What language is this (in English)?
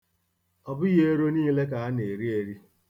Igbo